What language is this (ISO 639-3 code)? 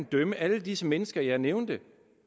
dan